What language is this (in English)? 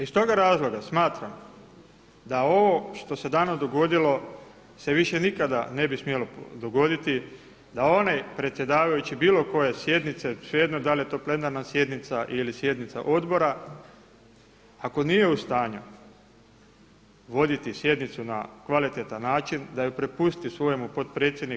Croatian